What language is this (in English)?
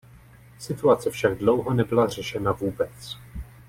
Czech